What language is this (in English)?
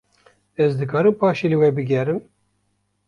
Kurdish